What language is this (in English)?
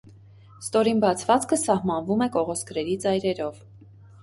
Armenian